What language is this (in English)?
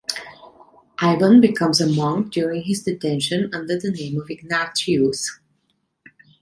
English